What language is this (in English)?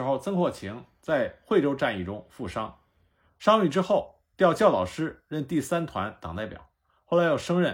Chinese